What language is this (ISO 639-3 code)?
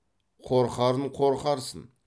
kaz